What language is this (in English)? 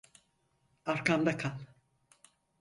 Turkish